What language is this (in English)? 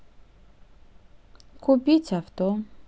Russian